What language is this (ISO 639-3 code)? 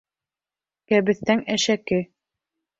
bak